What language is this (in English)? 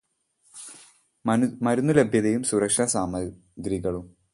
Malayalam